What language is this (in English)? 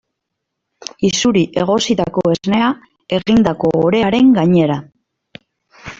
Basque